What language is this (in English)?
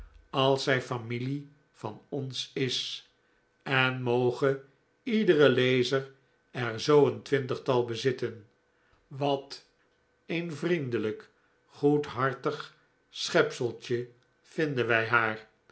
Dutch